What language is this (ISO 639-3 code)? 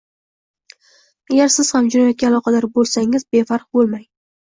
uzb